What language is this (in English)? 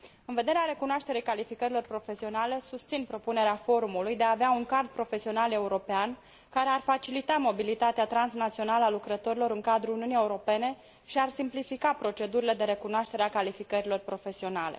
Romanian